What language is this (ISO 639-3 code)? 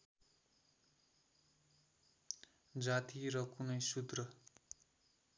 nep